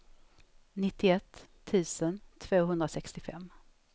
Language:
Swedish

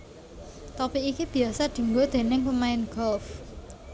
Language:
Javanese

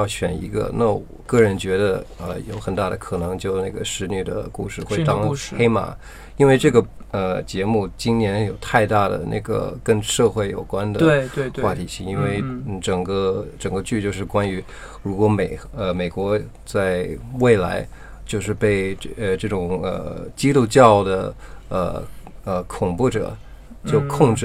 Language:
Chinese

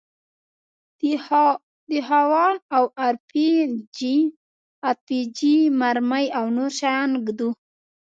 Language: Pashto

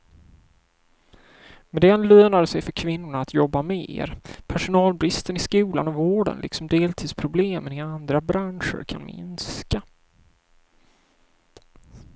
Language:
Swedish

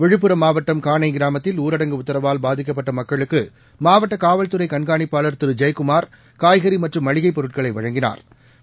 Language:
Tamil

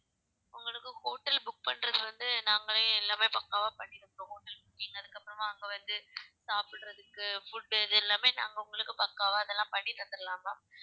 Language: Tamil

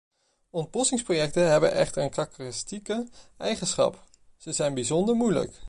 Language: Dutch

